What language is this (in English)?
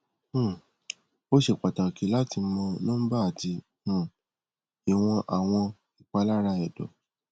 Yoruba